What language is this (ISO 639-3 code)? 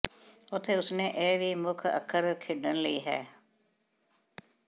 pan